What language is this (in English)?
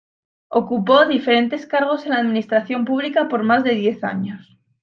Spanish